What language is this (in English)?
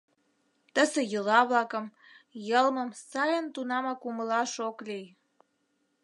Mari